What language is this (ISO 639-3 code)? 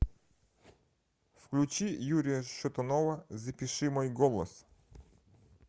rus